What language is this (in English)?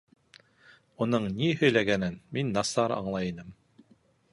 Bashkir